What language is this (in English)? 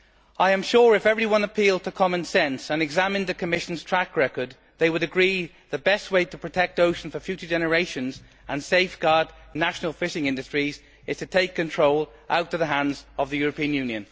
English